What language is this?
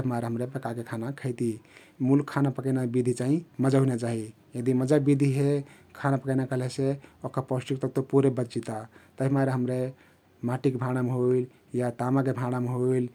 Kathoriya Tharu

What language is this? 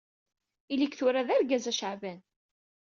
Kabyle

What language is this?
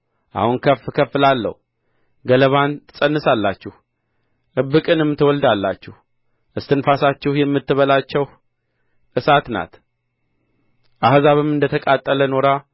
Amharic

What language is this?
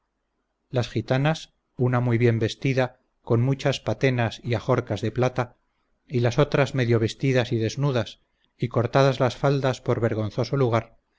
Spanish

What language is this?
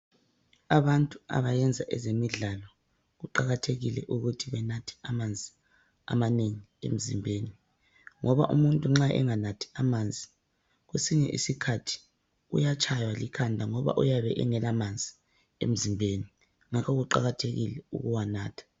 North Ndebele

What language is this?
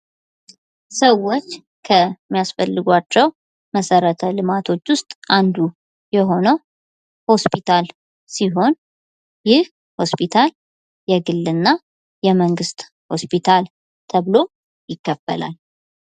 Amharic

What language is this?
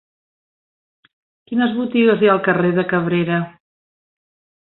Catalan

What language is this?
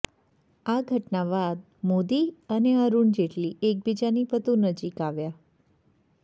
Gujarati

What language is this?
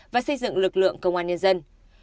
Vietnamese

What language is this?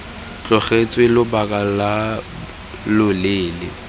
Tswana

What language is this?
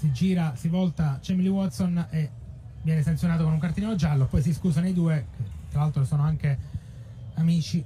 Italian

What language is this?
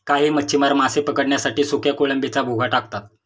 Marathi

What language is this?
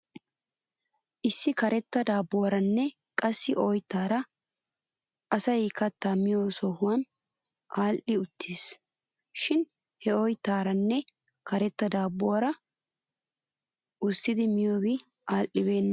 Wolaytta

